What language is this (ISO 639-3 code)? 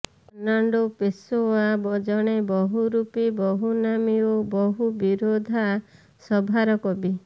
ori